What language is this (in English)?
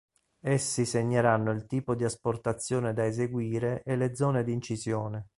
Italian